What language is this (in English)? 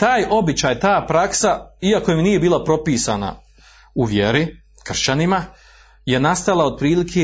Croatian